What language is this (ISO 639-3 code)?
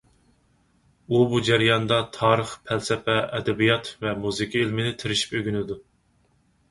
uig